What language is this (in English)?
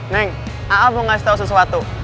Indonesian